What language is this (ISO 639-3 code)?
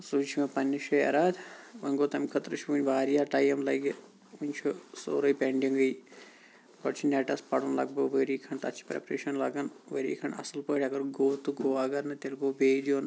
kas